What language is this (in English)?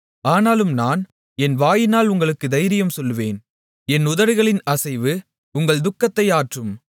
Tamil